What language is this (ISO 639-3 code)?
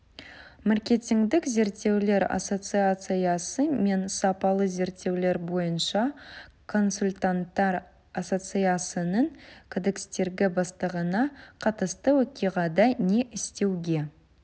kaz